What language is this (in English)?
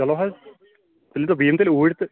Kashmiri